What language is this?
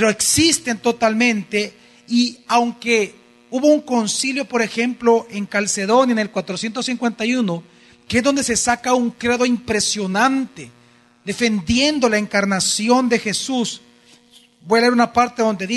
Spanish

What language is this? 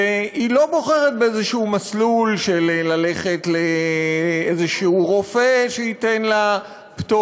Hebrew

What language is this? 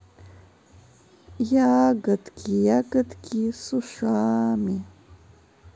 Russian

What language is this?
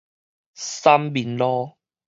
Min Nan Chinese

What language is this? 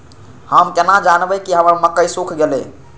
Maithili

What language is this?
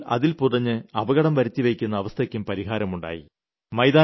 Malayalam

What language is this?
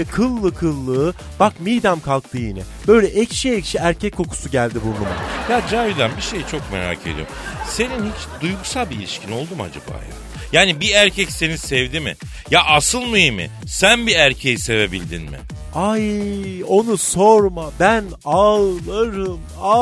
Turkish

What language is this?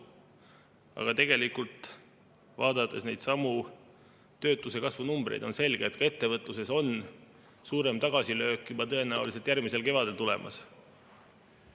Estonian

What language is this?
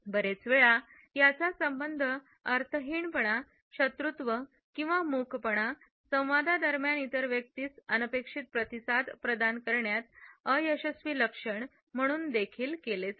Marathi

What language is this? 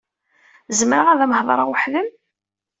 Kabyle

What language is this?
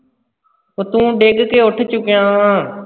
Punjabi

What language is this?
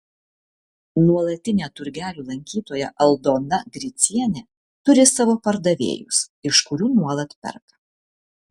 Lithuanian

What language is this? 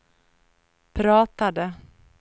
Swedish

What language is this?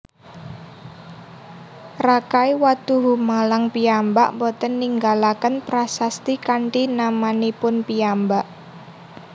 Javanese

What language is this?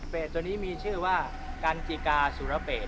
Thai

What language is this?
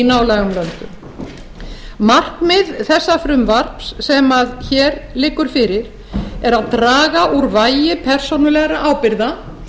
Icelandic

